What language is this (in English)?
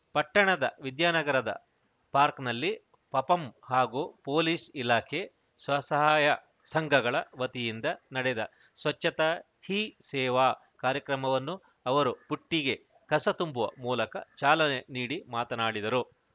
Kannada